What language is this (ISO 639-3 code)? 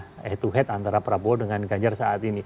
ind